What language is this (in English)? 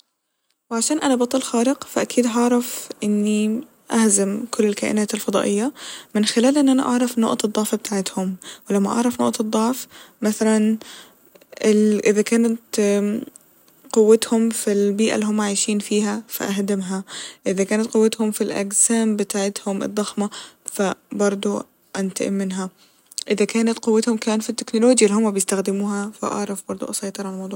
Egyptian Arabic